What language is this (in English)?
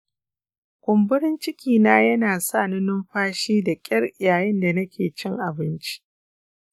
Hausa